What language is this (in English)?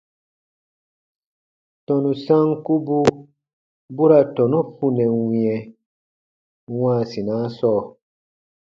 Baatonum